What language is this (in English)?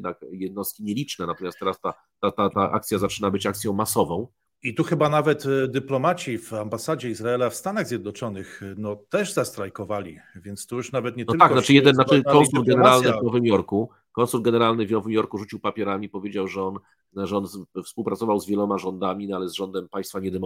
Polish